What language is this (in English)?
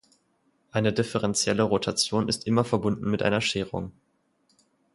German